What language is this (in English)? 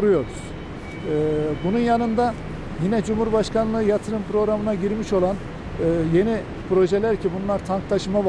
Turkish